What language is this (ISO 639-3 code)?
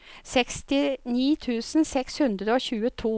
nor